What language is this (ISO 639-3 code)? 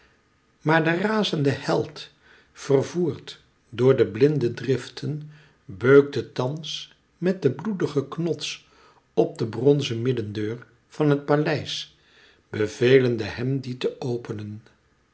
nld